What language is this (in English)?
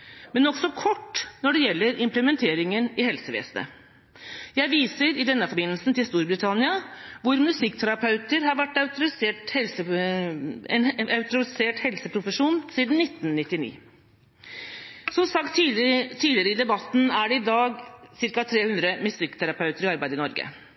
Norwegian Bokmål